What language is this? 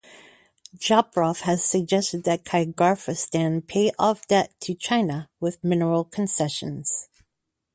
English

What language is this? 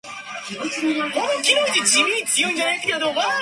Chinese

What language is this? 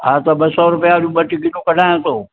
Sindhi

